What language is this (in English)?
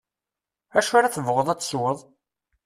Kabyle